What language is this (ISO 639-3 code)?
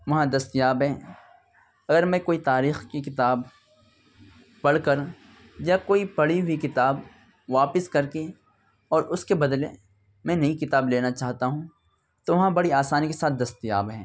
urd